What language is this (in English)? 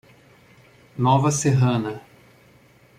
Portuguese